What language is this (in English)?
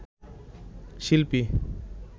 Bangla